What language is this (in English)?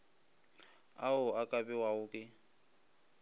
Northern Sotho